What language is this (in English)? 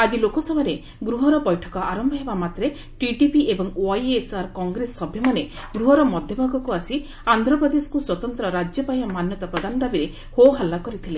Odia